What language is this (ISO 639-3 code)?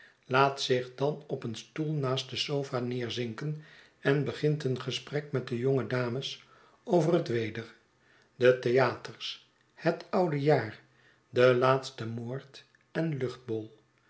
nld